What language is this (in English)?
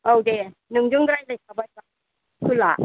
Bodo